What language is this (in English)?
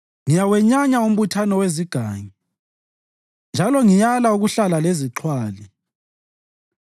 North Ndebele